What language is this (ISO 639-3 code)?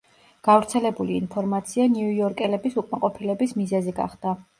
kat